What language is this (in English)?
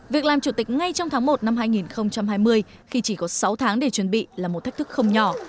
Vietnamese